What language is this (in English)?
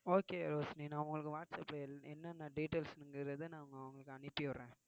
Tamil